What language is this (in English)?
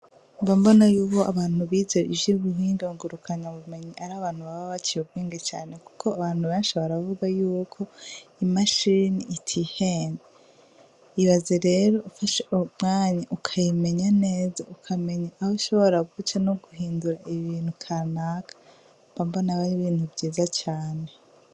Rundi